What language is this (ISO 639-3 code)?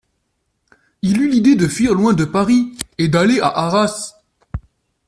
fra